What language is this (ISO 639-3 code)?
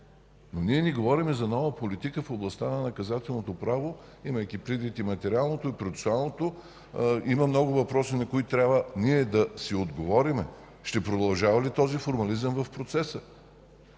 bul